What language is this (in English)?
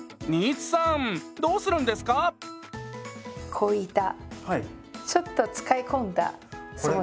Japanese